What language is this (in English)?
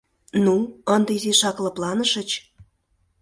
Mari